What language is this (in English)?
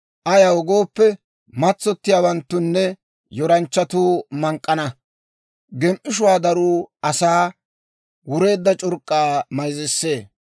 Dawro